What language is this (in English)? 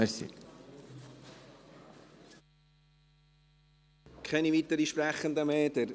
Swiss German